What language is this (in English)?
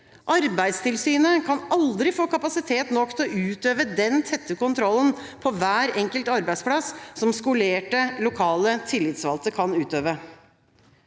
Norwegian